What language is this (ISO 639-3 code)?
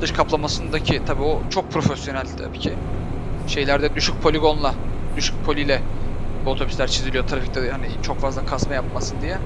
tur